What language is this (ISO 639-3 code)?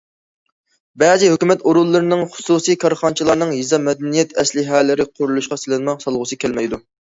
uig